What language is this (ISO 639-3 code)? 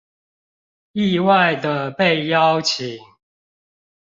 zho